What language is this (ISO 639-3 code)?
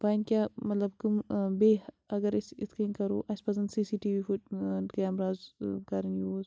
kas